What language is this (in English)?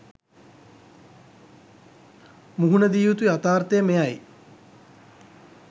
Sinhala